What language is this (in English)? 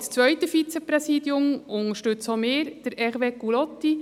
Swiss German